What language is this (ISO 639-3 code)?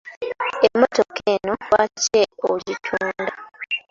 lug